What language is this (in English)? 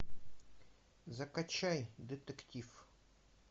Russian